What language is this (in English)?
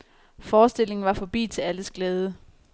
Danish